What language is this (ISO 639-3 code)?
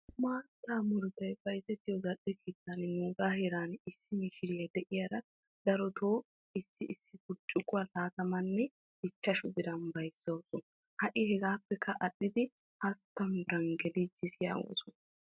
wal